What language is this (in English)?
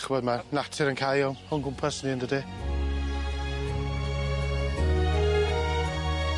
Welsh